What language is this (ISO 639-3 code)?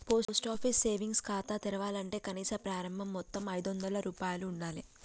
tel